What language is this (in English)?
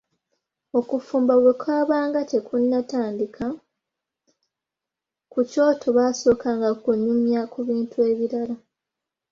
Ganda